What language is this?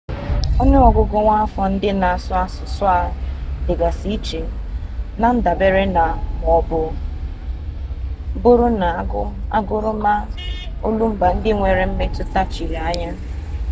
Igbo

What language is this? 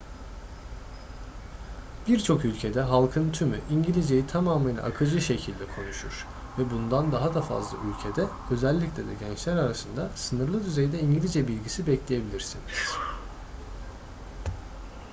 Turkish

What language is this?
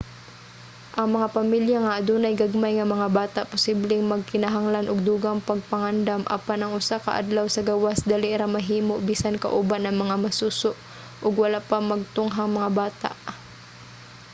Cebuano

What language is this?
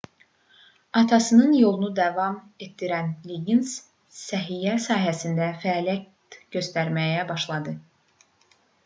Azerbaijani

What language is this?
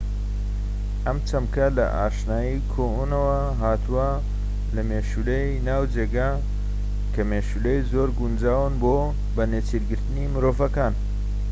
Central Kurdish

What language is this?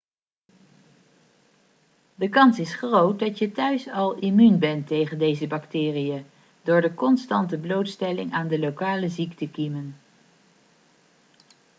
Dutch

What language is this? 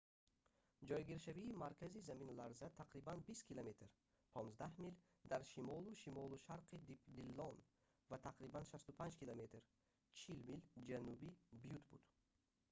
Tajik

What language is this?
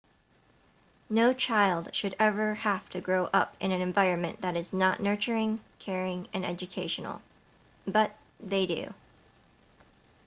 English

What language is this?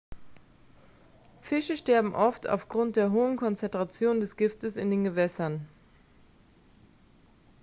German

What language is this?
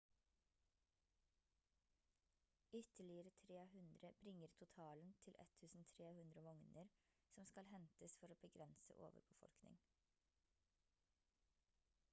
Norwegian Bokmål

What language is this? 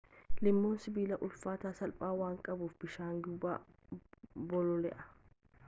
Oromo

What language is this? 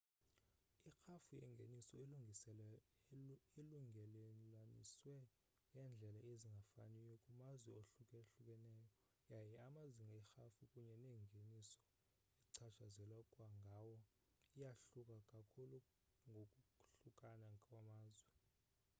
Xhosa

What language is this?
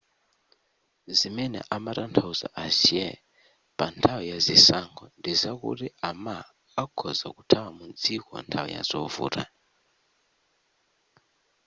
Nyanja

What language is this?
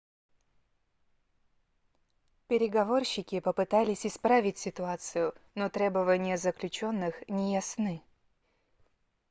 Russian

